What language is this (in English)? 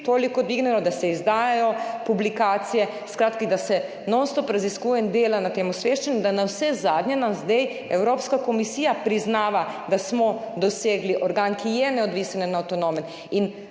Slovenian